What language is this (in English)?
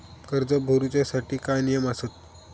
Marathi